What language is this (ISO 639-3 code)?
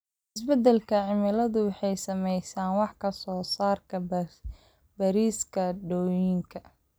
som